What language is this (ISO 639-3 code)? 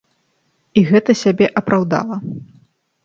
bel